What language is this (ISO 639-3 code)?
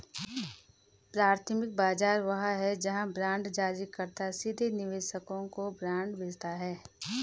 hin